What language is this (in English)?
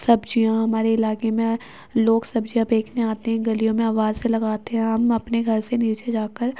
Urdu